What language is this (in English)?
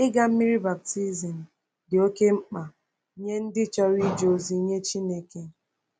Igbo